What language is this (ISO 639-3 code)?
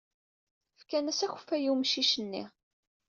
kab